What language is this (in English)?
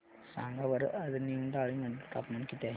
Marathi